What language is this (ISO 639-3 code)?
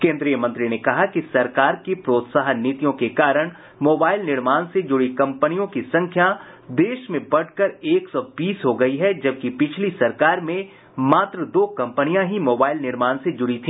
hin